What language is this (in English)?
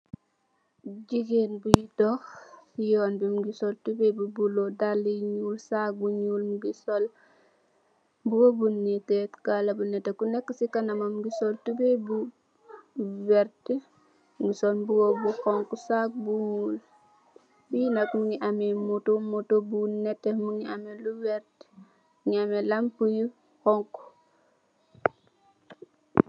Wolof